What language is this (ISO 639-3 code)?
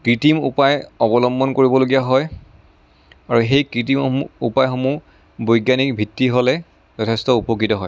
asm